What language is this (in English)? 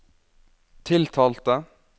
Norwegian